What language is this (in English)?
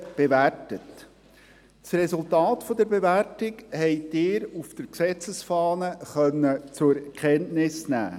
Swiss German